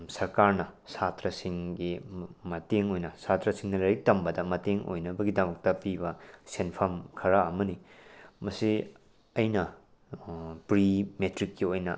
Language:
Manipuri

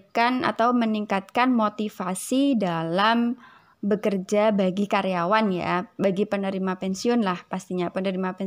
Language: Indonesian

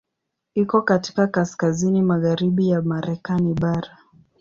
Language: Swahili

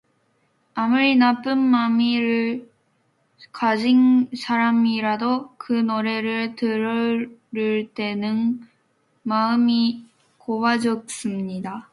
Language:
Korean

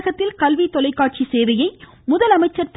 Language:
Tamil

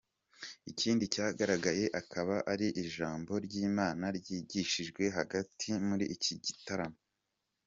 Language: Kinyarwanda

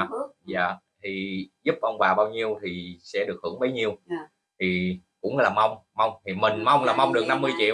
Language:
Vietnamese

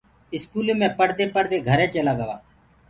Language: Gurgula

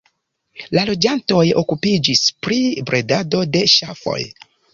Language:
Esperanto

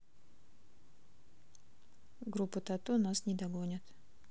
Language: Russian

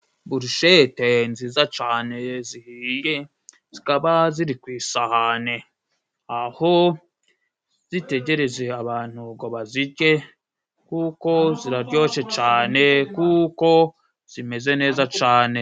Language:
Kinyarwanda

